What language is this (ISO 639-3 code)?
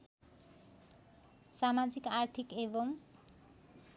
nep